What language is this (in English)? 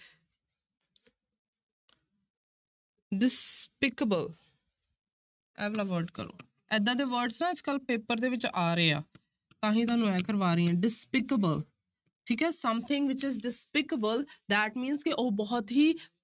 Punjabi